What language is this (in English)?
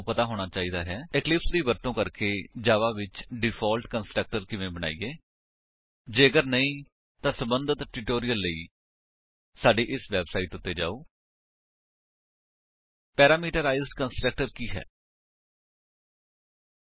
Punjabi